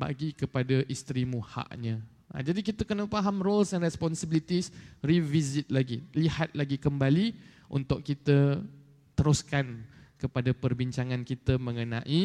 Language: Malay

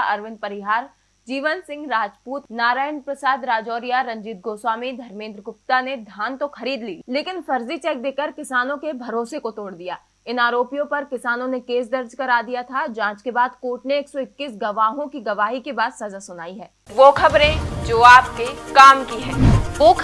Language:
Hindi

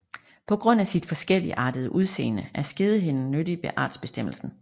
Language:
Danish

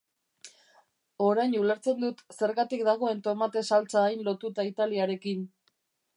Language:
Basque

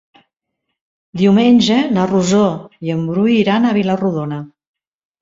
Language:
Catalan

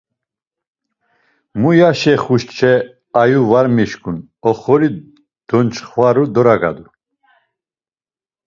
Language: Laz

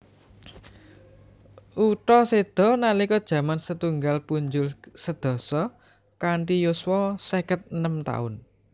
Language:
Javanese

